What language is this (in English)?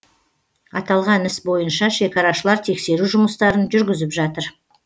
Kazakh